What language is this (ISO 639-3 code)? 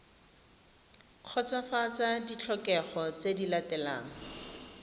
tsn